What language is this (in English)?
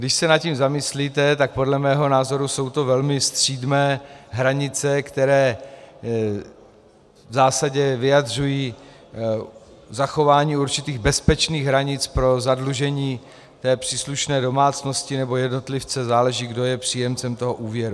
Czech